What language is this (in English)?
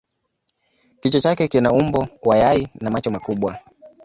Swahili